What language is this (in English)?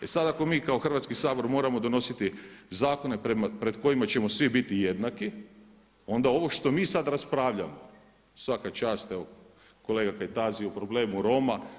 Croatian